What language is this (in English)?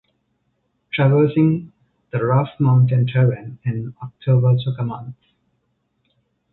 English